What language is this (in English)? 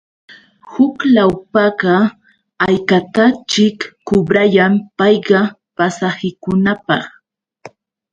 Yauyos Quechua